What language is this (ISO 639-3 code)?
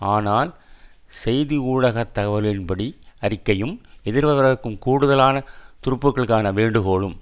tam